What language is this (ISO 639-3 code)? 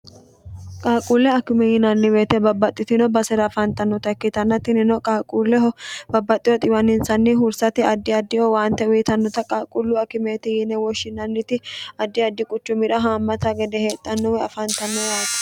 sid